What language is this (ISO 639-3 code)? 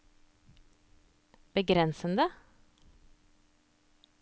nor